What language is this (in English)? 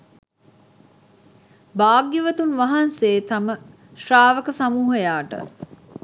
Sinhala